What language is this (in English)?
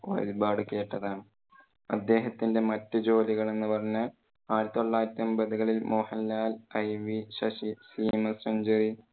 Malayalam